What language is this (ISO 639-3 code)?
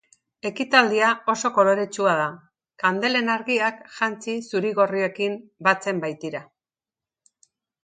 eus